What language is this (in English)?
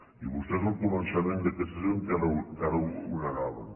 Catalan